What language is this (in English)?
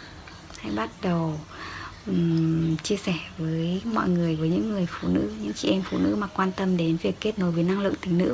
Vietnamese